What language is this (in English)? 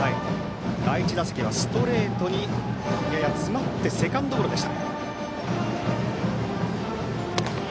Japanese